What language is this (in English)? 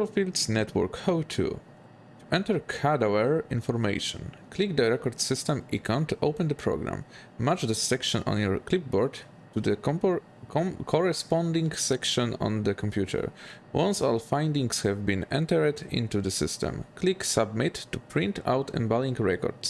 Polish